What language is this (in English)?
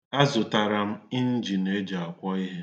Igbo